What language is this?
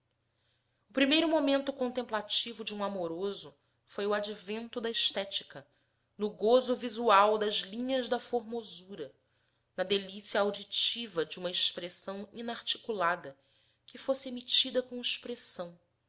Portuguese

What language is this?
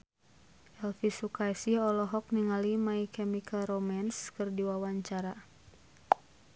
Sundanese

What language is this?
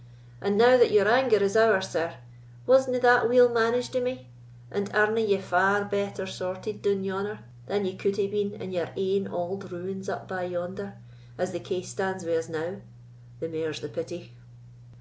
English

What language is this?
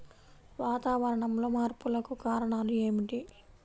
Telugu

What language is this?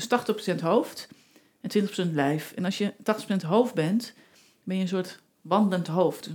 Dutch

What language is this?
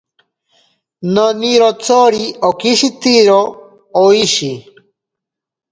Ashéninka Perené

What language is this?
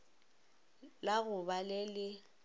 Northern Sotho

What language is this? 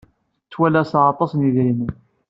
Kabyle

